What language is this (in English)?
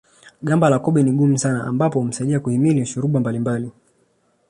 Swahili